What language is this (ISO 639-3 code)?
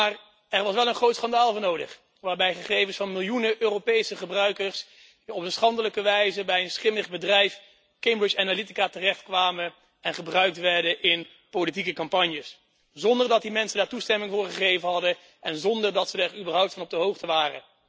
nld